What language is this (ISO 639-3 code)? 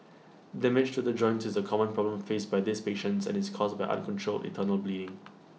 eng